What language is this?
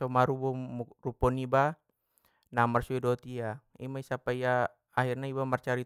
Batak Mandailing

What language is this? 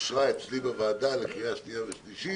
Hebrew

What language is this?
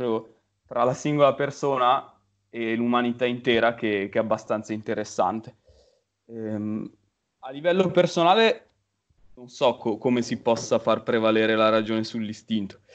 Italian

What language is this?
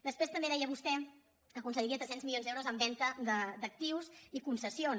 Catalan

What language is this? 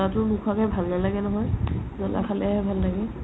Assamese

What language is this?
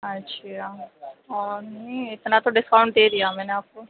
Urdu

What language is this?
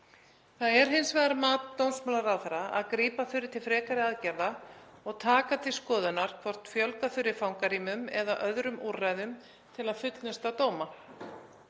Icelandic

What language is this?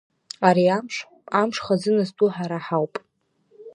Abkhazian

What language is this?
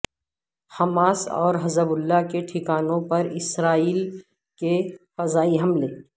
Urdu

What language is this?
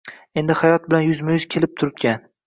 Uzbek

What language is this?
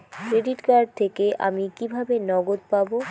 Bangla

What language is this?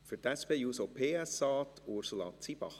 Swiss German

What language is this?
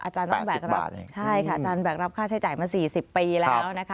Thai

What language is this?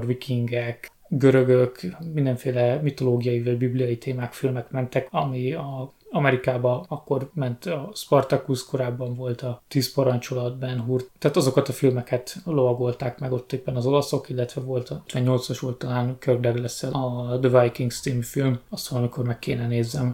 Hungarian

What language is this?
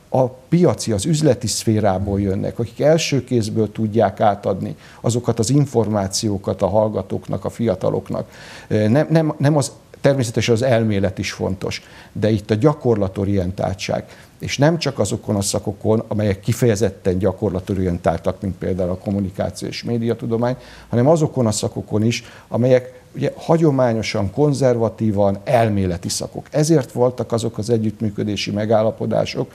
Hungarian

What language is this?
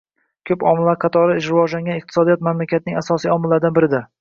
Uzbek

